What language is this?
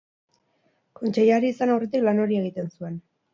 Basque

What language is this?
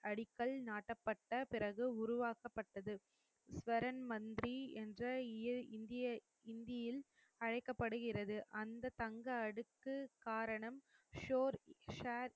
Tamil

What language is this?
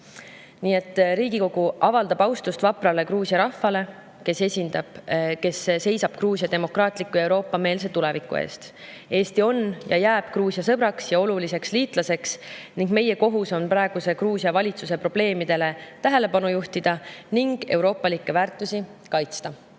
Estonian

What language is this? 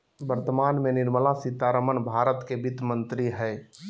Magahi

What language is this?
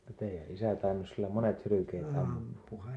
Finnish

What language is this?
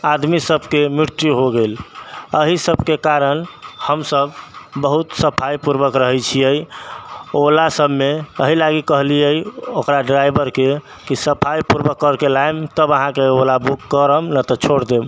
Maithili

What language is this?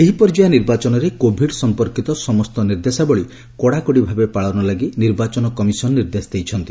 Odia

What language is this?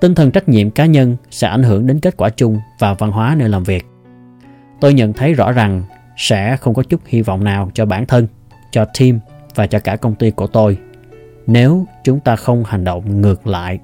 Vietnamese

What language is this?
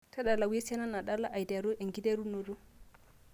Masai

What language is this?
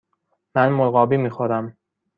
Persian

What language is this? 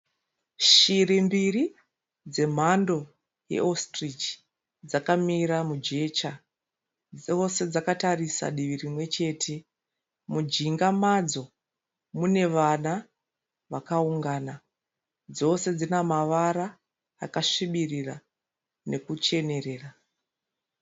Shona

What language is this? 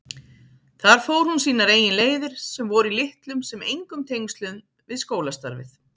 Icelandic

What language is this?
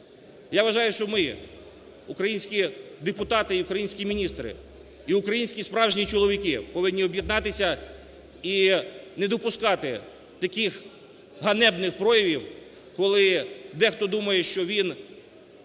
Ukrainian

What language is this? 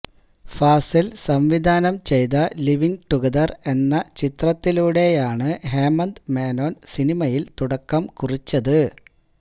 Malayalam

